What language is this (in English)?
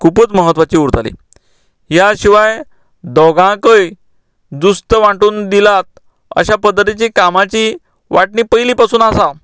Konkani